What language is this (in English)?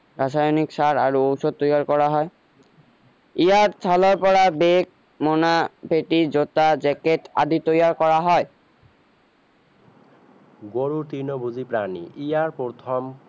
Assamese